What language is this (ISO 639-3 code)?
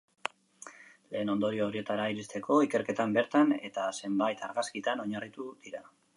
eus